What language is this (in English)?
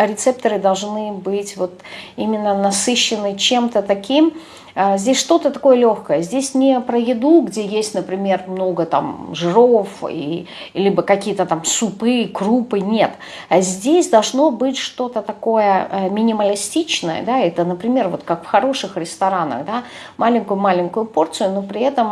Russian